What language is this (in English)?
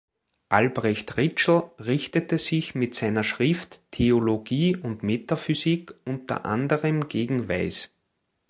German